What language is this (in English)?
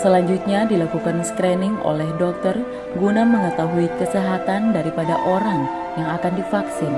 Indonesian